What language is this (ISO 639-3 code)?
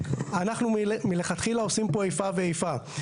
heb